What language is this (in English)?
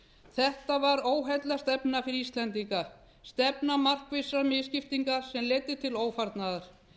Icelandic